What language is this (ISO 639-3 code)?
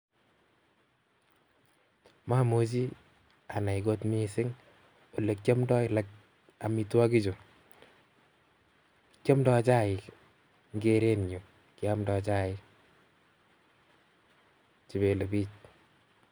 kln